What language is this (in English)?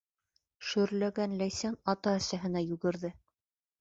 Bashkir